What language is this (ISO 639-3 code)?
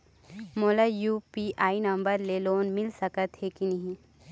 hne